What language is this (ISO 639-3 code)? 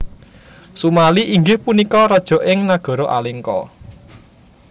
jav